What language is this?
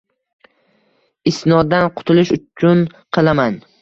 Uzbek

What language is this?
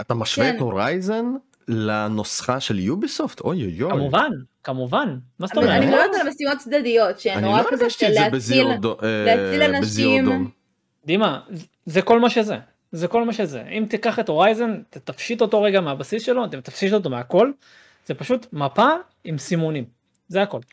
Hebrew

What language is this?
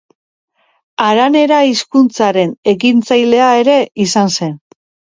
Basque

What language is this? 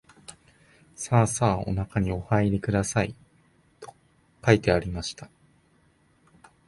Japanese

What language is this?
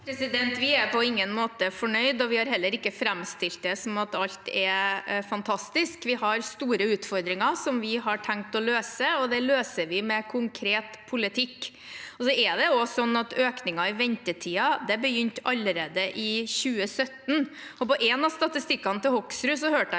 Norwegian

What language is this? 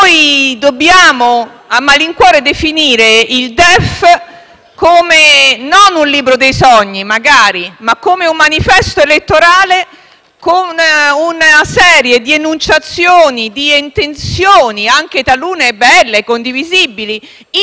Italian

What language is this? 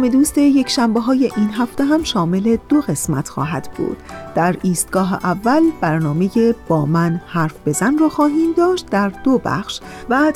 Persian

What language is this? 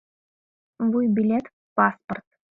Mari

